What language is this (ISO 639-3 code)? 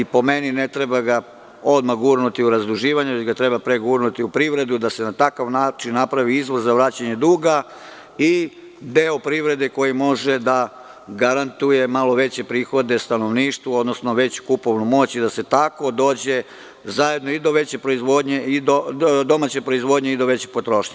srp